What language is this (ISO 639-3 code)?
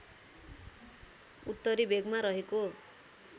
nep